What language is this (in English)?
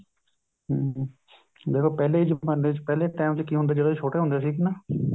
Punjabi